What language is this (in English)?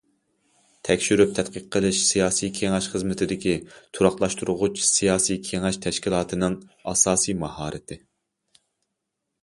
Uyghur